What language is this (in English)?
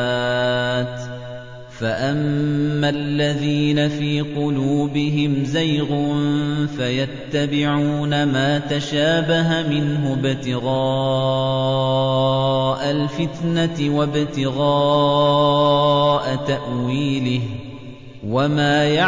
Arabic